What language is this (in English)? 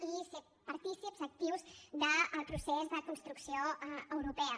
Catalan